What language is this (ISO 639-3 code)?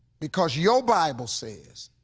eng